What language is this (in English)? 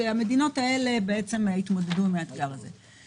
Hebrew